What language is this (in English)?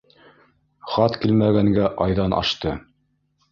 Bashkir